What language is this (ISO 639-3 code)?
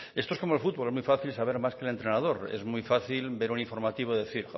spa